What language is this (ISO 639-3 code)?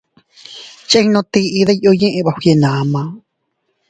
cut